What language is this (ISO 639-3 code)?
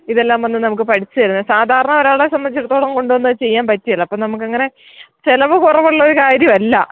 mal